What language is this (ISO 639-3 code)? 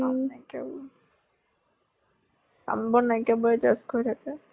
asm